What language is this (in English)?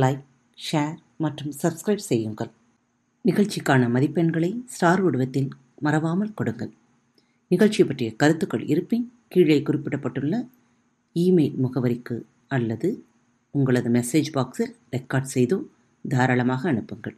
Tamil